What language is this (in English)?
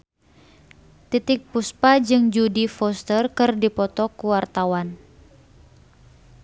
Sundanese